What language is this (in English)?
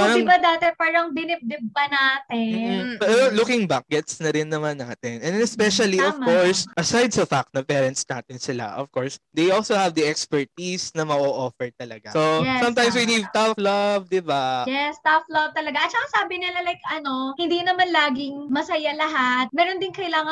Filipino